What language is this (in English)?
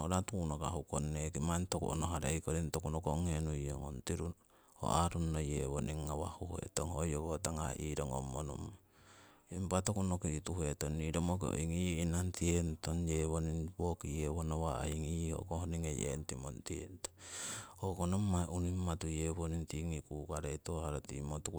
Siwai